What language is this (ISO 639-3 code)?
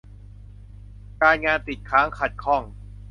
tha